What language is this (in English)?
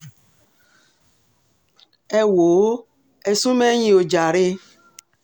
Yoruba